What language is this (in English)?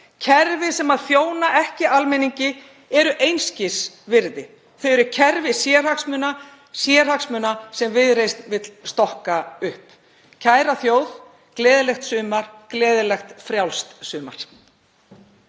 Icelandic